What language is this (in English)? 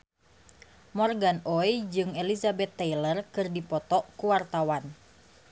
Sundanese